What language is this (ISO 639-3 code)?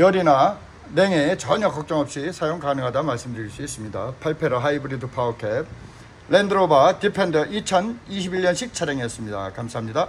kor